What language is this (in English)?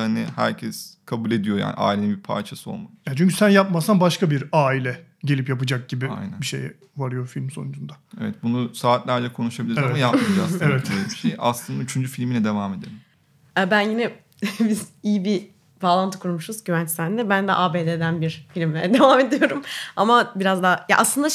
Turkish